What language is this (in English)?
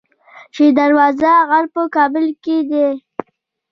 Pashto